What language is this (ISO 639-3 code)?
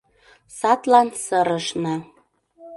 chm